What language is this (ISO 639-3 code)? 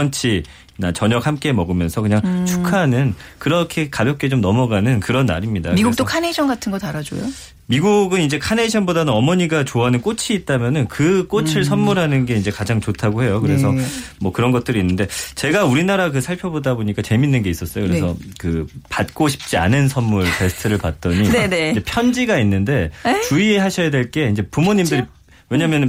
kor